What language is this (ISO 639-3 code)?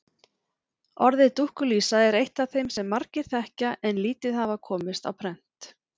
isl